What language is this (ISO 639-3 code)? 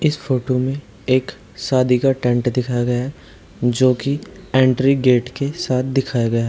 hin